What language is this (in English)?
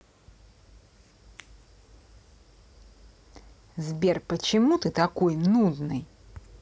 Russian